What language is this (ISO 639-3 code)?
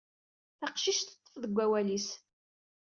kab